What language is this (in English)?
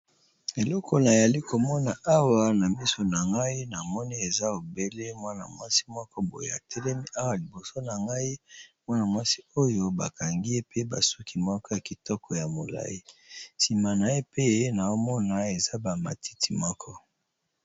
Lingala